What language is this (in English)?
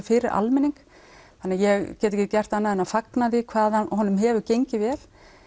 Icelandic